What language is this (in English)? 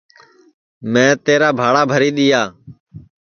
Sansi